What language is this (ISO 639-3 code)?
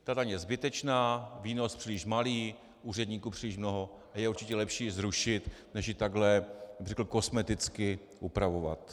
ces